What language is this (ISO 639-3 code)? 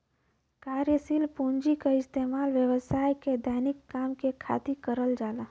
bho